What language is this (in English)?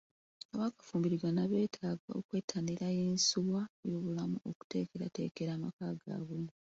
Ganda